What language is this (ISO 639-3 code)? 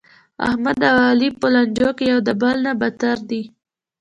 pus